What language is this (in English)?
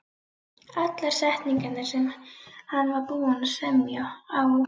Icelandic